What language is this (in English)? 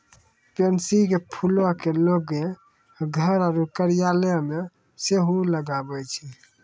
Maithili